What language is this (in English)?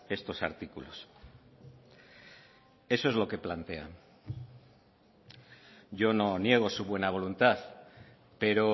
Spanish